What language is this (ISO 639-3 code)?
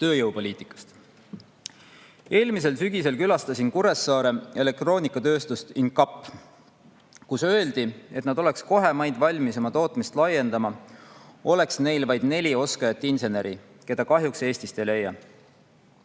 est